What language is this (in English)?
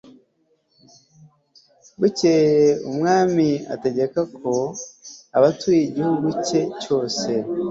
Kinyarwanda